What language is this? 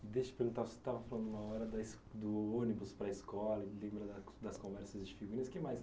Portuguese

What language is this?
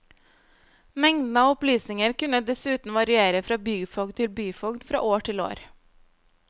Norwegian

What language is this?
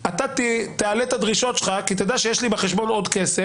Hebrew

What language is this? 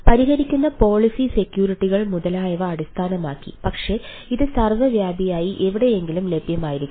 Malayalam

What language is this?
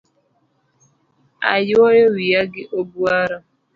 Luo (Kenya and Tanzania)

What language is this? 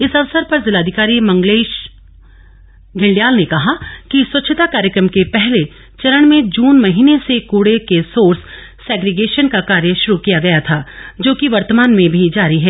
Hindi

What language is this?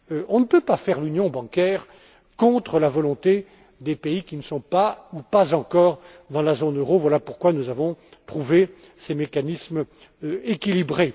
French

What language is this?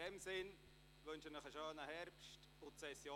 Swiss German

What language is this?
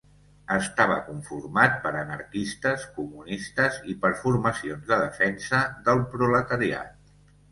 Catalan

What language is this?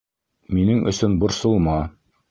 Bashkir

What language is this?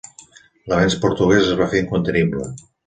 Catalan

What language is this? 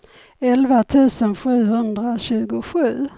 Swedish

